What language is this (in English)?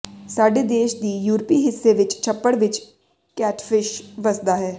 Punjabi